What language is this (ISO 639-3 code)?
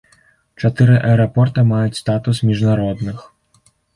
bel